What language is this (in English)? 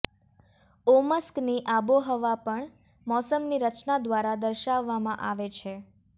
Gujarati